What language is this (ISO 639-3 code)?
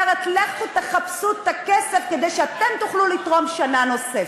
heb